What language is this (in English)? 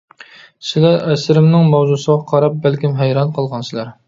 Uyghur